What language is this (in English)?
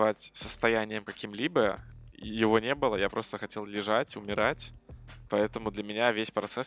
Russian